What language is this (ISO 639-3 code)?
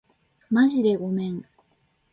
jpn